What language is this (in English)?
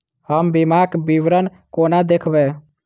Maithili